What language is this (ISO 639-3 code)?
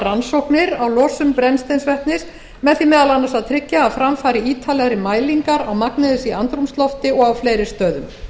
isl